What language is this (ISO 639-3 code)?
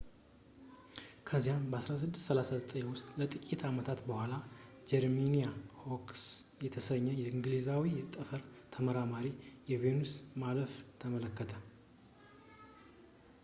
amh